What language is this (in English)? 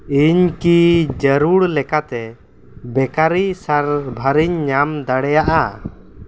Santali